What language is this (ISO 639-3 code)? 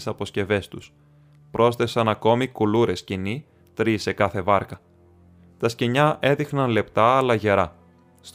ell